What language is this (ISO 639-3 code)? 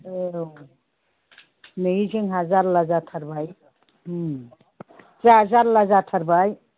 brx